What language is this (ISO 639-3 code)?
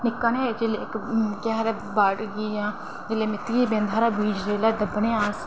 doi